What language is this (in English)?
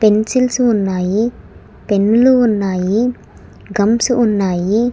Telugu